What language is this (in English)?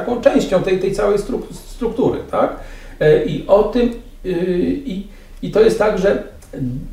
Polish